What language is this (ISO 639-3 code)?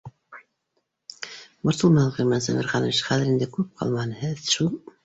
bak